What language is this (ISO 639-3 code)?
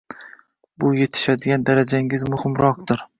uzb